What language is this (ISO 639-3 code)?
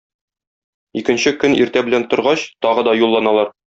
tat